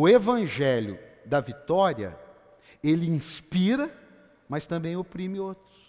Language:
Portuguese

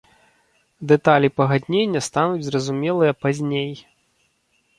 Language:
Belarusian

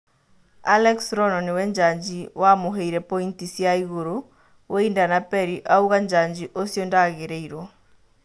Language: Kikuyu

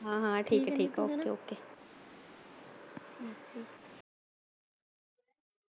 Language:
Punjabi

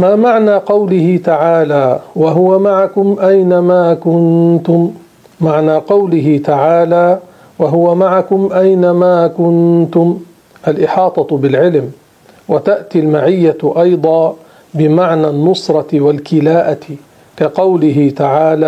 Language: Arabic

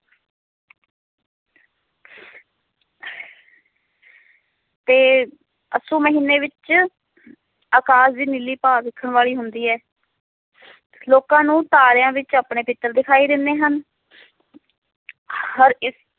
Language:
Punjabi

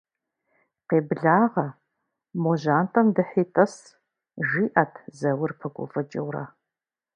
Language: Kabardian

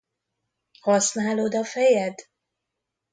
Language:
Hungarian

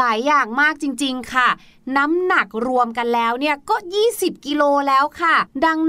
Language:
Thai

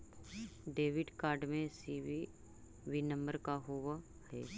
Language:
Magahi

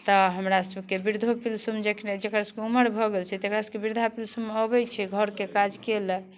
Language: Maithili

